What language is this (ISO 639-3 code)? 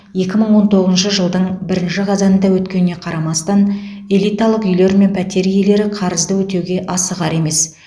kaz